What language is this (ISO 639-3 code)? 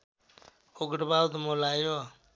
nep